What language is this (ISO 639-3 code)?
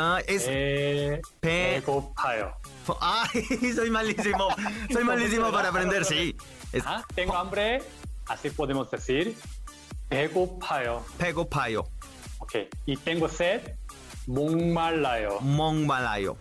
spa